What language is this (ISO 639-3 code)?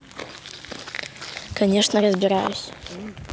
rus